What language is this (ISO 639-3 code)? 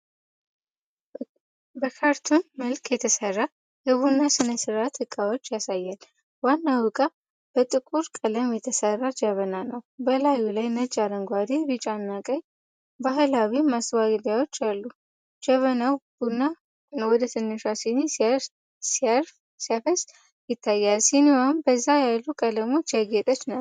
amh